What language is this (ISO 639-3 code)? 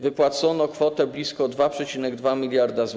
pol